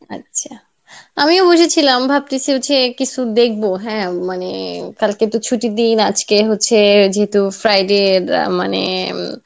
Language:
Bangla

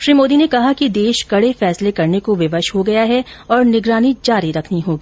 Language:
Hindi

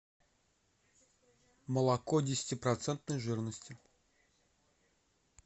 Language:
Russian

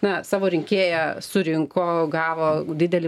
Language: Lithuanian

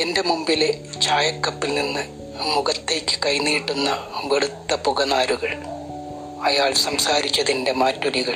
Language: Malayalam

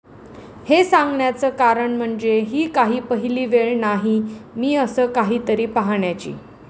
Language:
Marathi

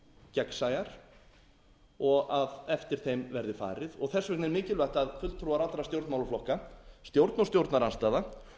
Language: Icelandic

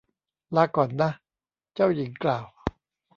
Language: Thai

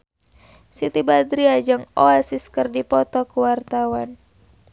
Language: Sundanese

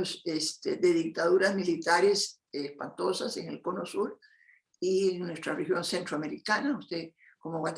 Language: Spanish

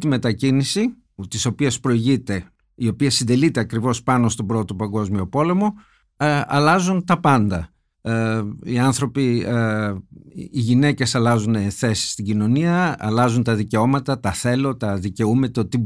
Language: Greek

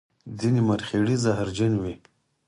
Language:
Pashto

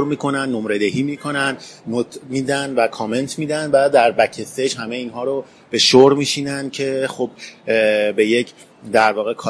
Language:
Persian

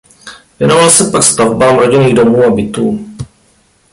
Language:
Czech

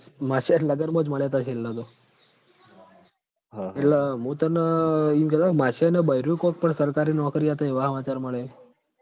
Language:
Gujarati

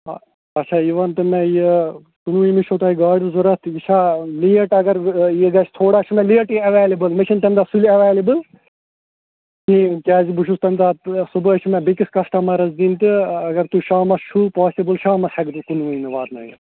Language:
Kashmiri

